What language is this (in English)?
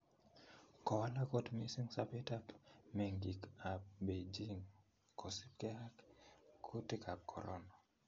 Kalenjin